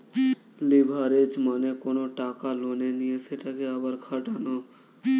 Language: Bangla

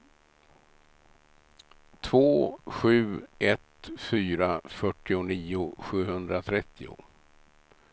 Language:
Swedish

